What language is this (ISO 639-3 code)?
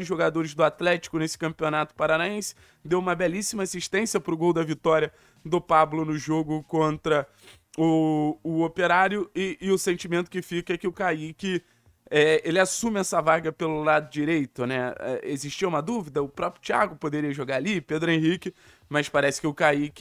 por